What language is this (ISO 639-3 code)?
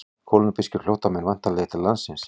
isl